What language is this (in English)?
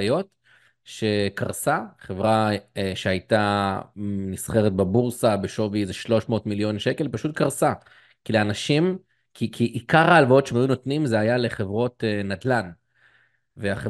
Hebrew